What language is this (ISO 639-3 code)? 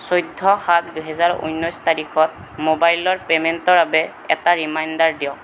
asm